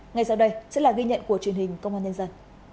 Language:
Vietnamese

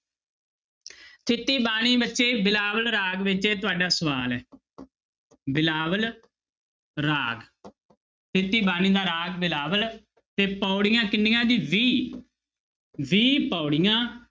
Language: Punjabi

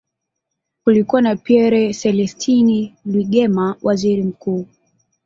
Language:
Swahili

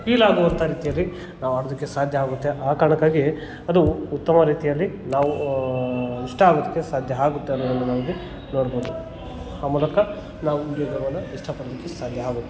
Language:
Kannada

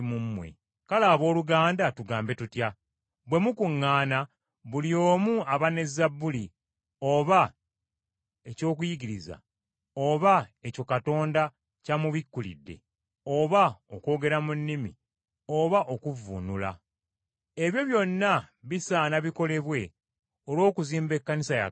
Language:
Ganda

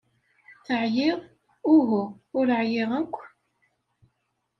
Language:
Kabyle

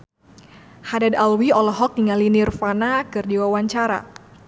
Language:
Sundanese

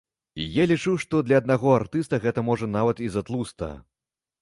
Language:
Belarusian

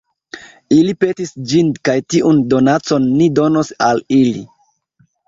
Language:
Esperanto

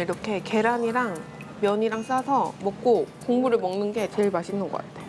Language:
Korean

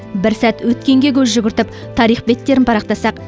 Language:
Kazakh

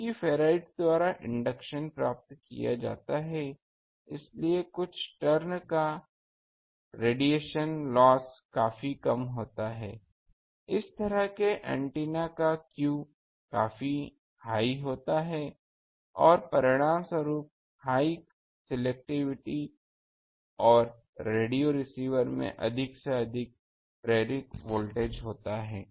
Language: Hindi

